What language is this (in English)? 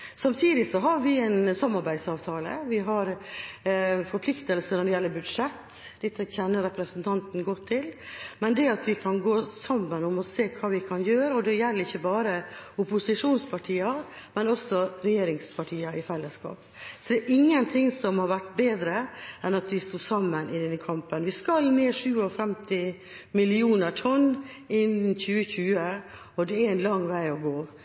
Norwegian Bokmål